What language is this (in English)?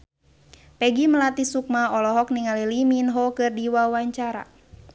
Sundanese